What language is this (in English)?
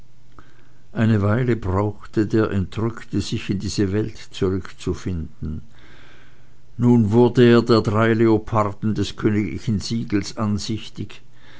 German